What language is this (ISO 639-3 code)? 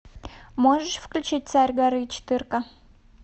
rus